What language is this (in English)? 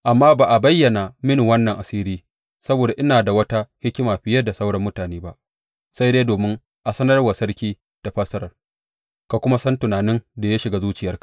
Hausa